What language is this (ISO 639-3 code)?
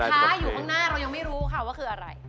tha